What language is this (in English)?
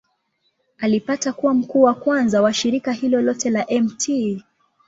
Swahili